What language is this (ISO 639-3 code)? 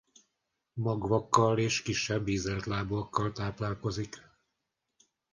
hun